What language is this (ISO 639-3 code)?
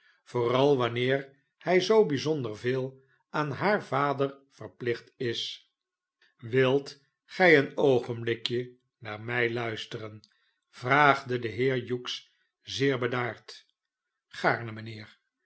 nld